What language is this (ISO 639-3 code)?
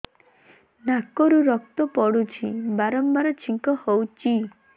ori